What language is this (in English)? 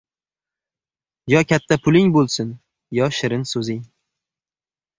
Uzbek